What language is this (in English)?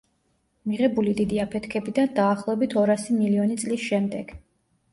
Georgian